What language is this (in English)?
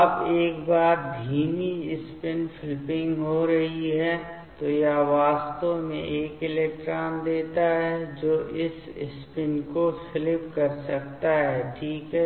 Hindi